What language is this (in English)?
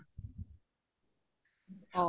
Assamese